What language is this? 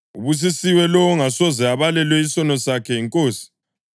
North Ndebele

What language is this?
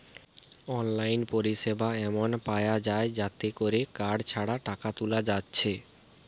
Bangla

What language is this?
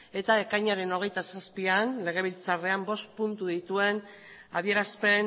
Basque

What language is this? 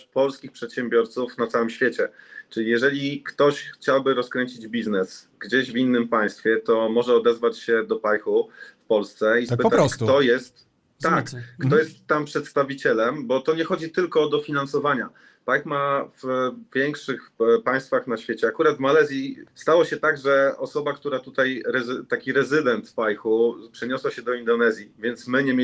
Polish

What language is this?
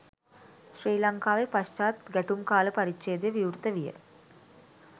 Sinhala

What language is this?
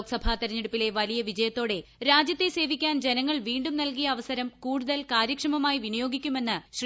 Malayalam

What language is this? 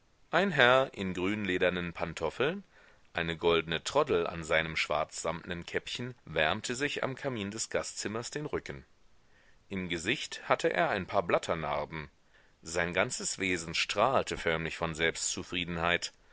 German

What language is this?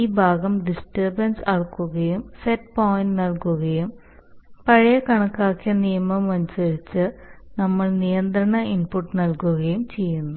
Malayalam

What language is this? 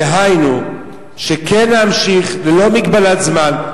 Hebrew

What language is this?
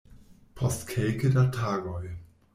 Esperanto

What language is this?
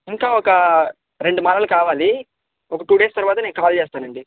Telugu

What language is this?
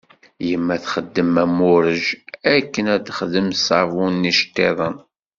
Kabyle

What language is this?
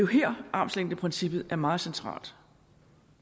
Danish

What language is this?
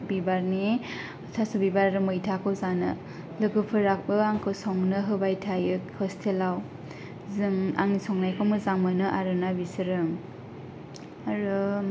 Bodo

